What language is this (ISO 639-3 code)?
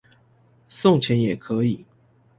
zho